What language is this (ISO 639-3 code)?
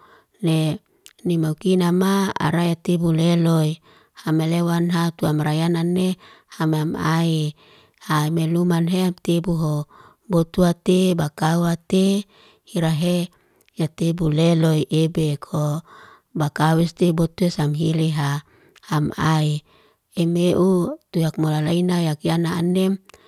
ste